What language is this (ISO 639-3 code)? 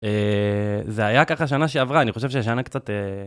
heb